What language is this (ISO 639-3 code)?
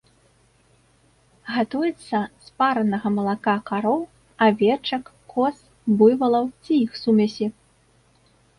bel